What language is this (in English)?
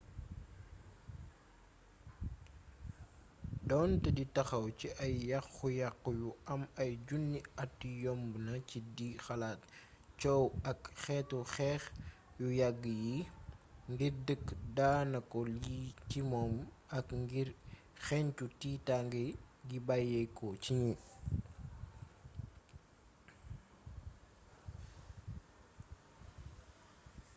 Wolof